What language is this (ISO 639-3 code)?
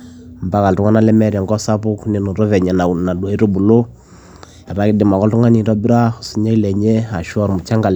mas